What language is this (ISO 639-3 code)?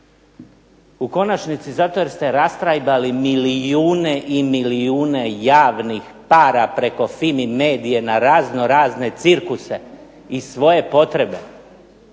hrv